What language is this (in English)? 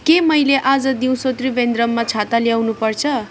Nepali